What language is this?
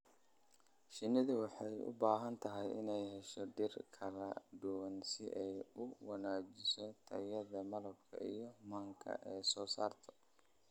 Somali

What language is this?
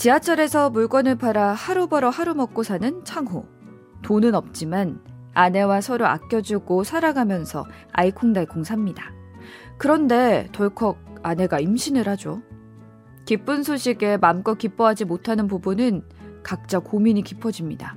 Korean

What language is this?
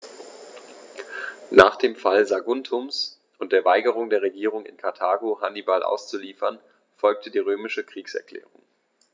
German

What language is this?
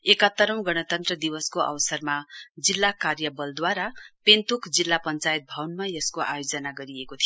Nepali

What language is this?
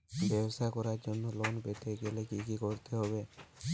Bangla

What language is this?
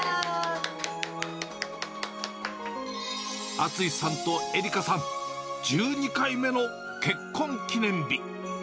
Japanese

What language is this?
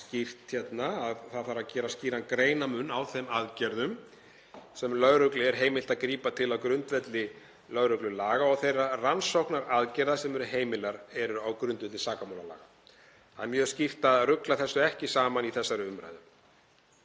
Icelandic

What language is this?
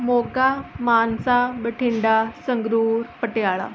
Punjabi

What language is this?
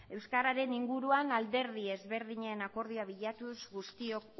Basque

